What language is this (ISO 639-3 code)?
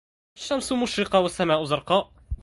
ara